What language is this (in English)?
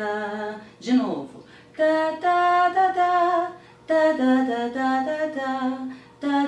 Portuguese